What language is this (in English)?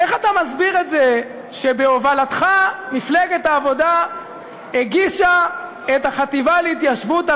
Hebrew